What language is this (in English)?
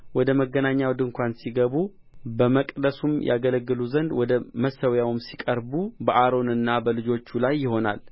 Amharic